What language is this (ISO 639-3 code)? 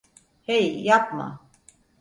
tur